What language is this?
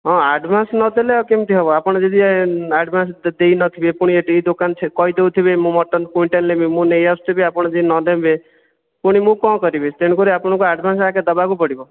Odia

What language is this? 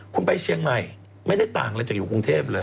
Thai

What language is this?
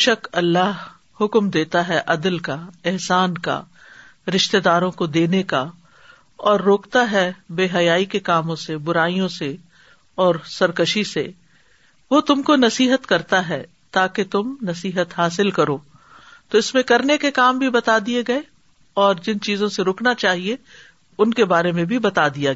Urdu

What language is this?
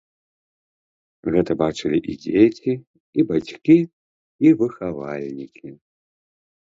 Belarusian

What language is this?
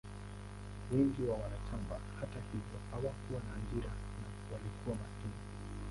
Swahili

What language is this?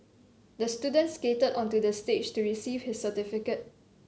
English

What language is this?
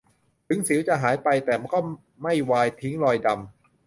Thai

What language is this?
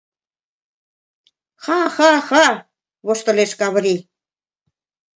Mari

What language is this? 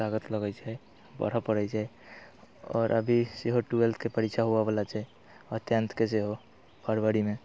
Maithili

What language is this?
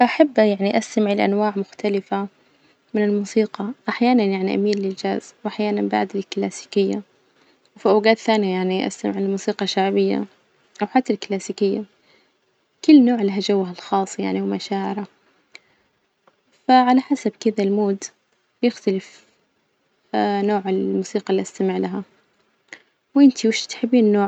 Najdi Arabic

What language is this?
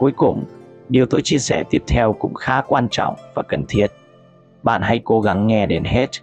Vietnamese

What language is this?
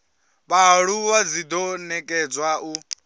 Venda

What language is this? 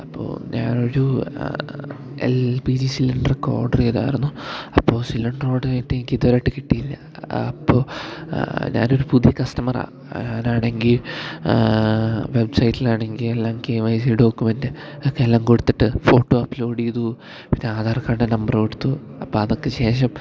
Malayalam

